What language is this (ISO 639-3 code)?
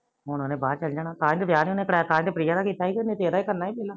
pan